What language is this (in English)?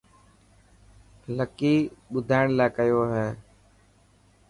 Dhatki